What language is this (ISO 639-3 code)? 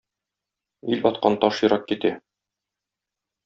tat